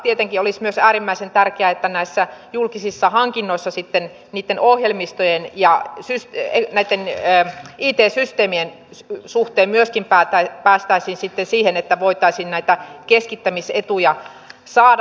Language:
Finnish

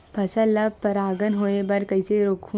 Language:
Chhattisgarhi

